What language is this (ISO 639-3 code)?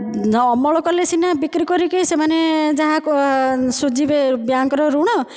ori